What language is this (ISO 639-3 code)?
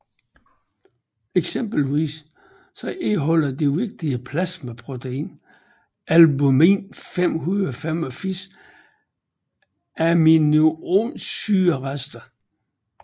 dan